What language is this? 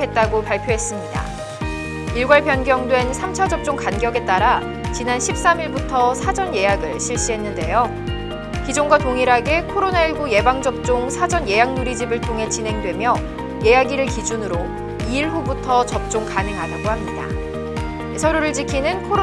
Korean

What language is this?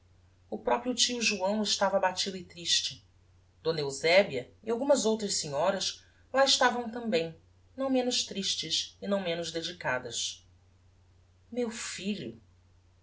Portuguese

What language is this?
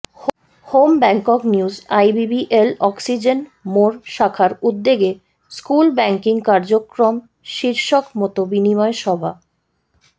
Bangla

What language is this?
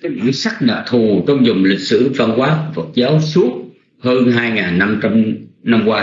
Vietnamese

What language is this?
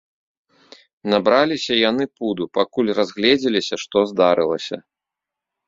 Belarusian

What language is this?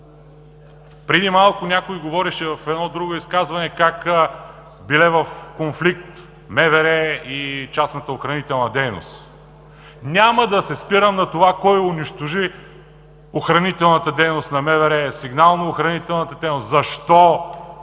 Bulgarian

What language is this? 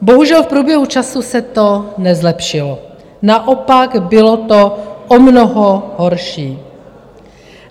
Czech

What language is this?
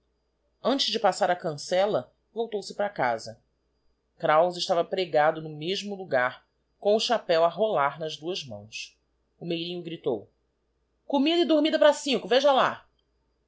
Portuguese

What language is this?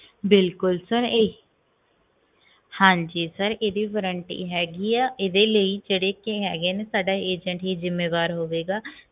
Punjabi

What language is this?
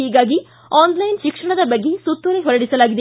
Kannada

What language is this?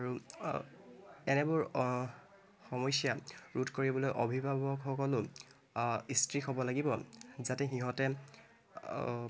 Assamese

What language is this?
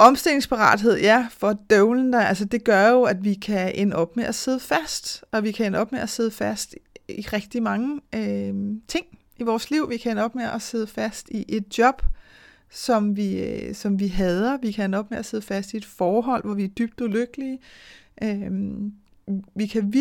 Danish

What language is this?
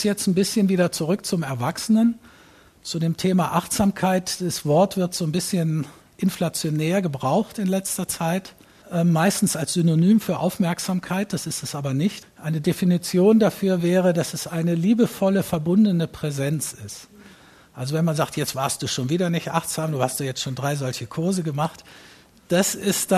German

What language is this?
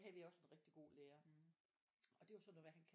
Danish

